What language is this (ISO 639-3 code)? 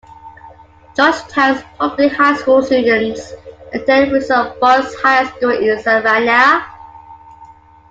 eng